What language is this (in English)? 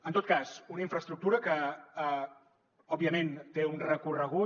Catalan